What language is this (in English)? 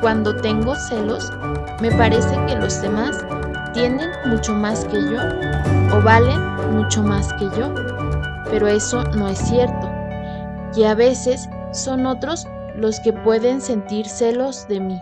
Spanish